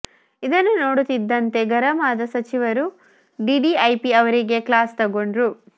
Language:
Kannada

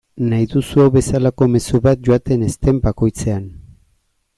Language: Basque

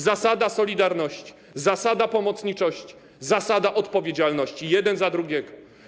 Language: Polish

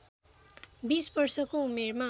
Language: Nepali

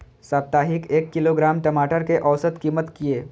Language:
Maithili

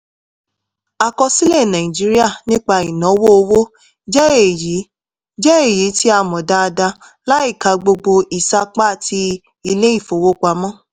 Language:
Yoruba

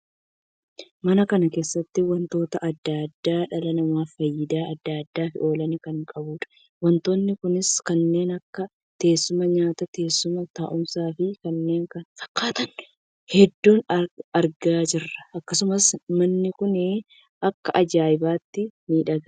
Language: Oromo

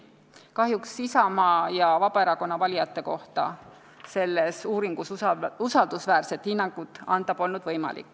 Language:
Estonian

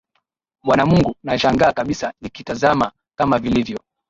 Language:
Swahili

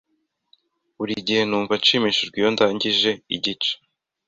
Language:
Kinyarwanda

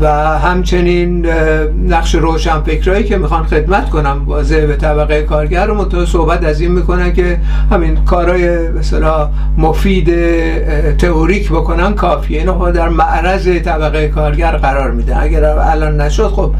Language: Persian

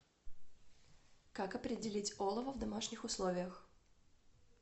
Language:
Russian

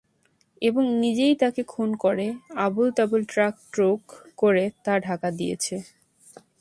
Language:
Bangla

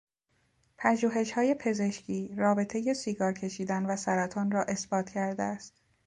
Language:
Persian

